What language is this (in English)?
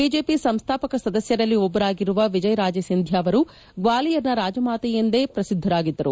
Kannada